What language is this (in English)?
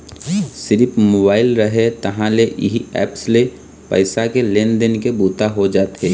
Chhattisgarhi